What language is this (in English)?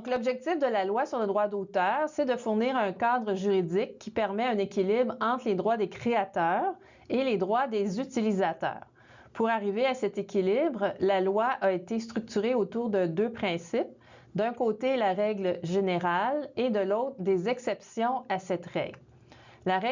French